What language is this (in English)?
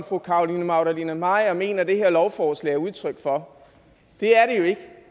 Danish